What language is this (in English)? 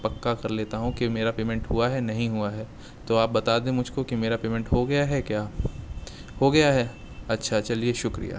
Urdu